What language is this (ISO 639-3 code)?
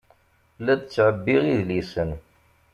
kab